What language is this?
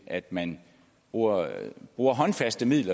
Danish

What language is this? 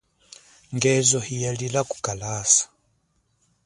Chokwe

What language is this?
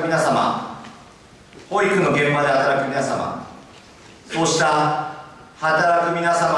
Japanese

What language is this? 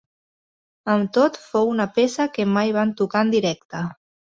Catalan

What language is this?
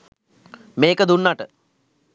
Sinhala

